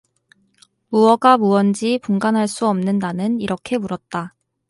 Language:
Korean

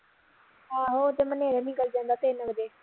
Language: Punjabi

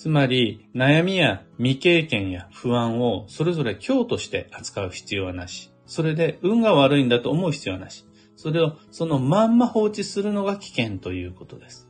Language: Japanese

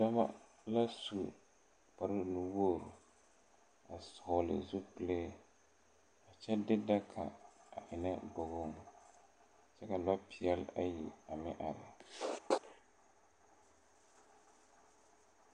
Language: Southern Dagaare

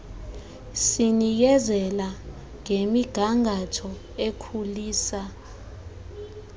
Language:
Xhosa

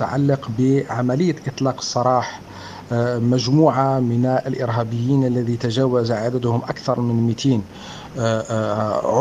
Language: Arabic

